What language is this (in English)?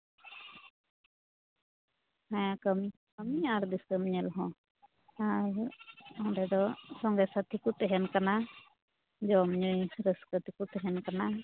Santali